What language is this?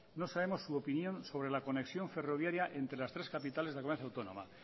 Spanish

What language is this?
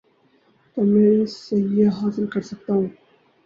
Urdu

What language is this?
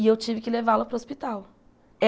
Portuguese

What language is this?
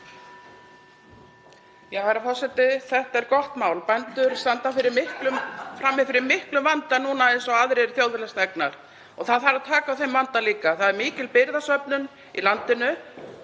Icelandic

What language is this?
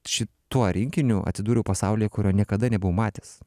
Lithuanian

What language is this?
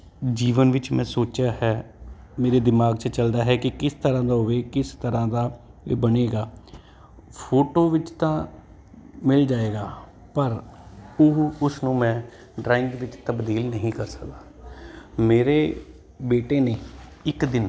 Punjabi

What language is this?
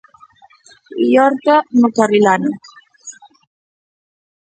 Galician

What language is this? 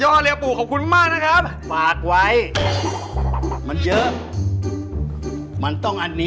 Thai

